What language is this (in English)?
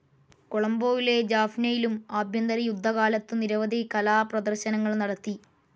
Malayalam